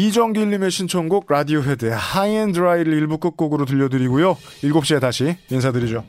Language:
Korean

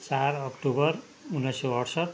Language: Nepali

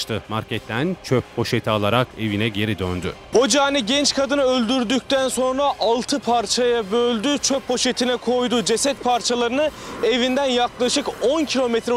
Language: Turkish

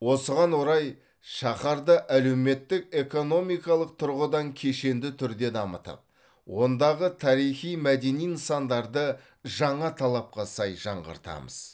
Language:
Kazakh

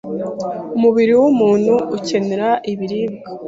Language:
Kinyarwanda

